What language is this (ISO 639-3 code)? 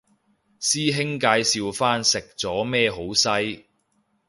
yue